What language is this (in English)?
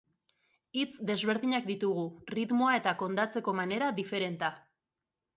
Basque